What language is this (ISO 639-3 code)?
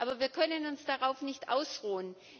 deu